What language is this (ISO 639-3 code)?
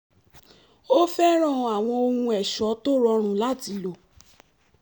yor